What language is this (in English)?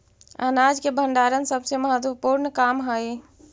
Magahi